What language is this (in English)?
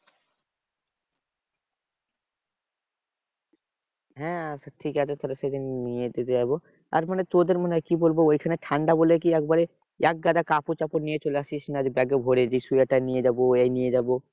Bangla